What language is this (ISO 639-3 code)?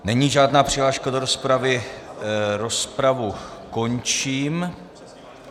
ces